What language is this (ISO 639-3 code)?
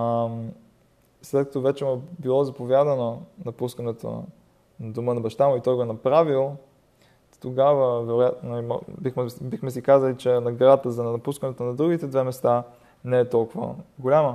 bul